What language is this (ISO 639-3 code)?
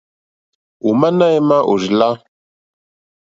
bri